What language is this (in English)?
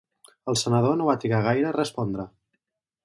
Catalan